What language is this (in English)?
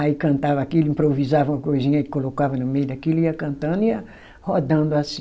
Portuguese